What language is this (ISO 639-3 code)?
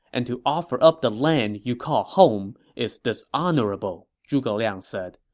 eng